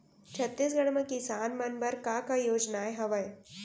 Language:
Chhattisgarhi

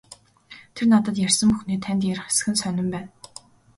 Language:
Mongolian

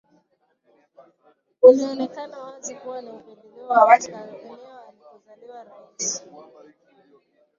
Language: Swahili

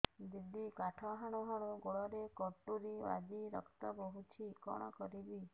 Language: Odia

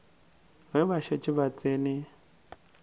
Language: Northern Sotho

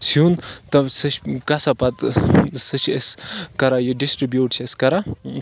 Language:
Kashmiri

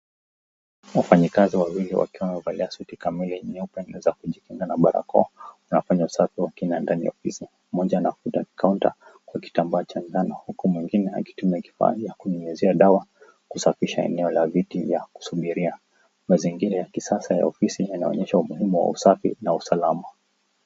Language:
Swahili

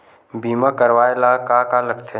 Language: Chhattisgarhi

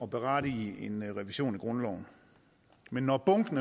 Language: Danish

